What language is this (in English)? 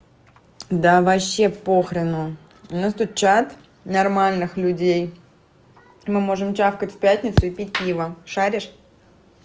Russian